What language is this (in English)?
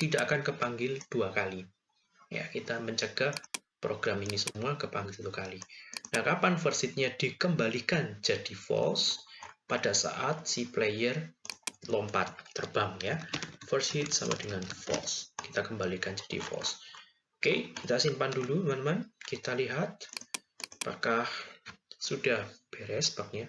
Indonesian